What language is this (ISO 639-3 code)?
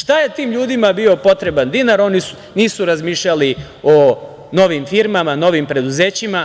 srp